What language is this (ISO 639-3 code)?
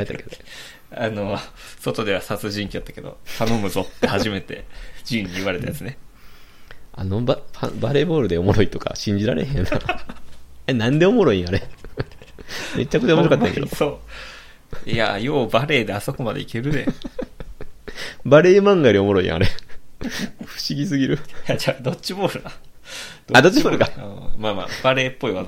jpn